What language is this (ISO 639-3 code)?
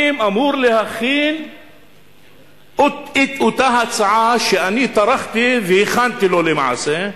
heb